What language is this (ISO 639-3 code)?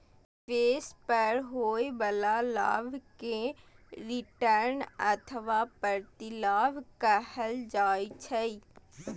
mai